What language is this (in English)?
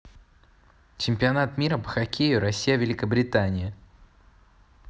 Russian